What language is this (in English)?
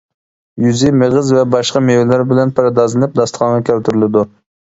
Uyghur